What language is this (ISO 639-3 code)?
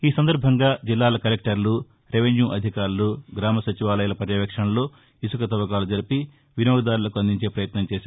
tel